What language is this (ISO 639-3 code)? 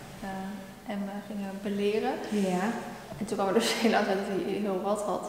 nld